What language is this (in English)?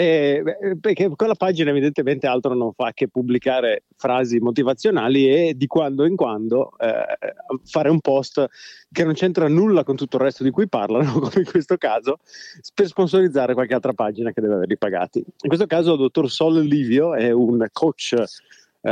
Italian